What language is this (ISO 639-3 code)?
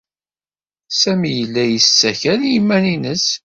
kab